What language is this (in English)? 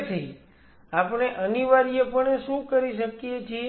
Gujarati